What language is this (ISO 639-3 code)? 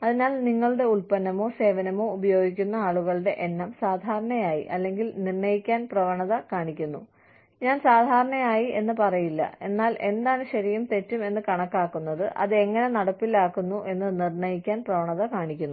mal